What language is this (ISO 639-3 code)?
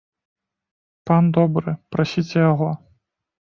bel